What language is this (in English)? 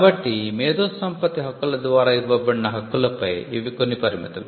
Telugu